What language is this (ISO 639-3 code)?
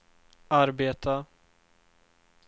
swe